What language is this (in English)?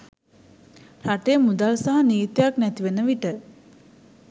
Sinhala